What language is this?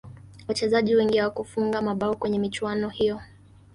Swahili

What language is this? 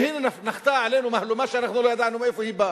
Hebrew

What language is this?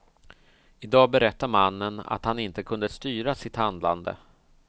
Swedish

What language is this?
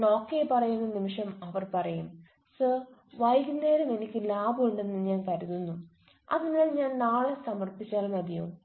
Malayalam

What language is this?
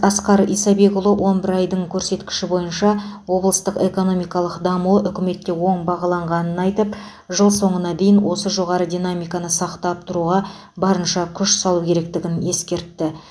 Kazakh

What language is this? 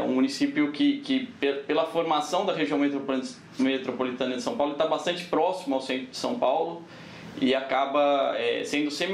Portuguese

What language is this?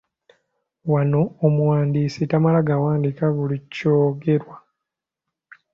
Ganda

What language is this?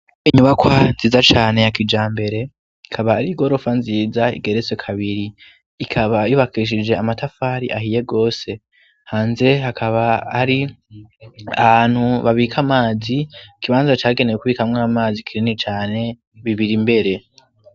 Rundi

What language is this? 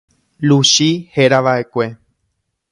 Guarani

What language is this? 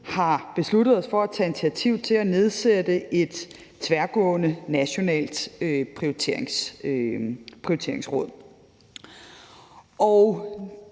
Danish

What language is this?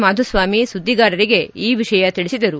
Kannada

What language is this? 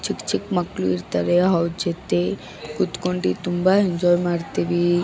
Kannada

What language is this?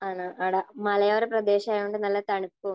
Malayalam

